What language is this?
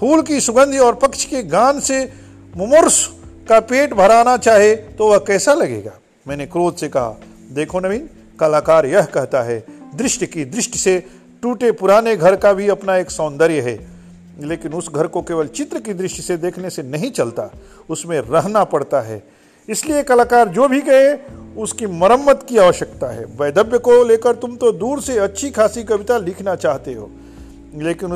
Hindi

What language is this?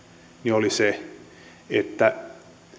Finnish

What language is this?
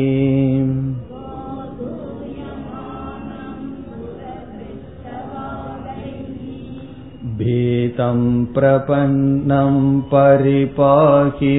Tamil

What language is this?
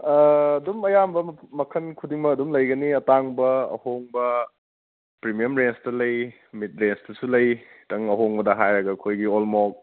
Manipuri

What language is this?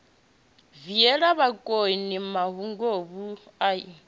Venda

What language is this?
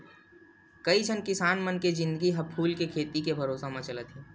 Chhattisgarhi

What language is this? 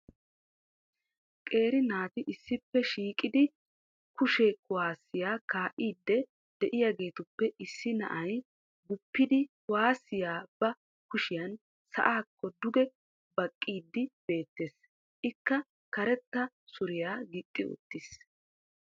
Wolaytta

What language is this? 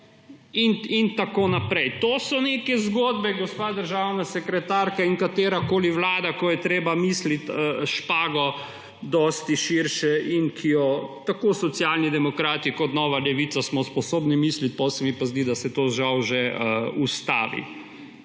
Slovenian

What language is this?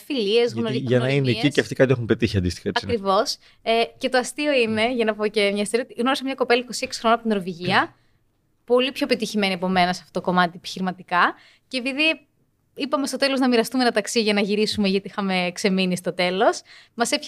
Greek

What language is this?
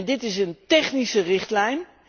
Dutch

